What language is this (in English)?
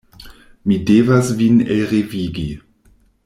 Esperanto